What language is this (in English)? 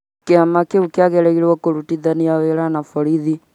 Kikuyu